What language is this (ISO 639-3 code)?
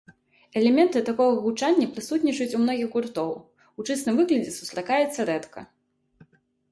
bel